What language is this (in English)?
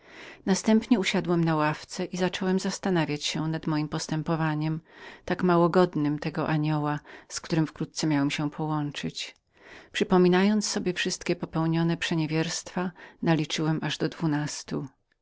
Polish